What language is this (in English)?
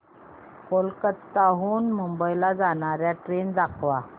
Marathi